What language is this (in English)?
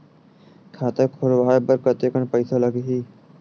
Chhattisgarhi